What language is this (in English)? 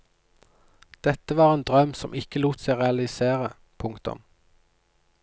Norwegian